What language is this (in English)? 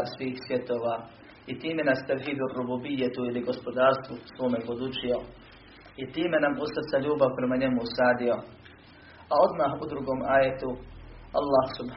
Croatian